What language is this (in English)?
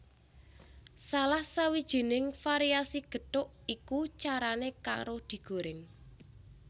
Javanese